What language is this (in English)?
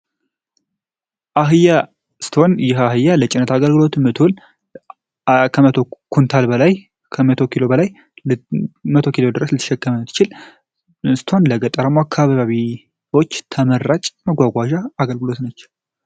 Amharic